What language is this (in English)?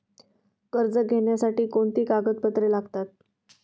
Marathi